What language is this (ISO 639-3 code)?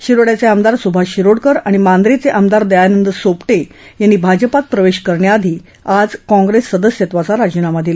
mar